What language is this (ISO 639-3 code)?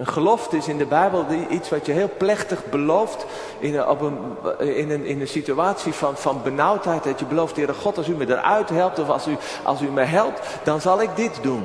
nld